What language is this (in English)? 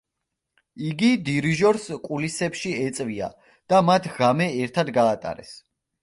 Georgian